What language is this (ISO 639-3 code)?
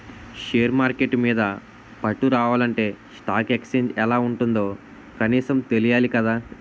tel